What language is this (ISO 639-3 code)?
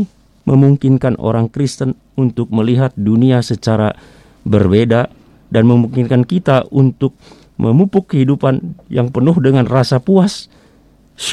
ind